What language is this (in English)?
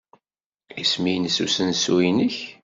Kabyle